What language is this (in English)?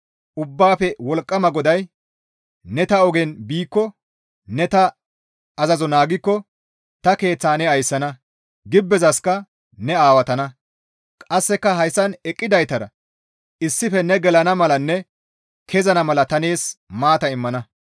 Gamo